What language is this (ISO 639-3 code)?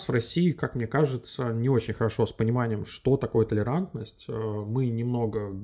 rus